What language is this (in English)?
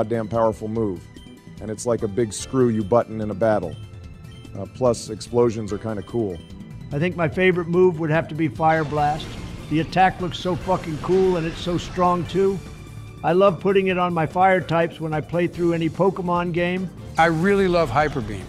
English